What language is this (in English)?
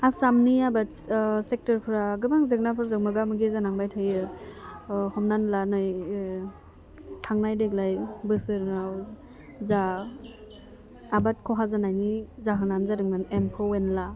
Bodo